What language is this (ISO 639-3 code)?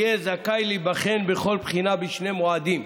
heb